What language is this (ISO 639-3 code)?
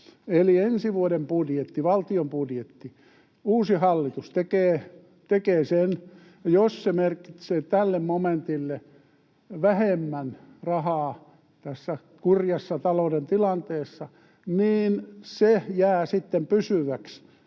fin